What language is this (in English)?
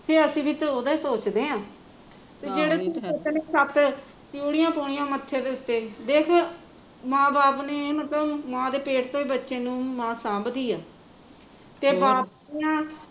Punjabi